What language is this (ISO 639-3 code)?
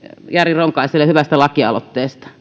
fin